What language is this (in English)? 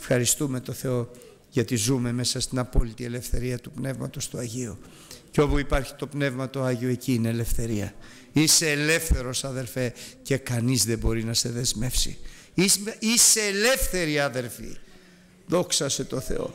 Greek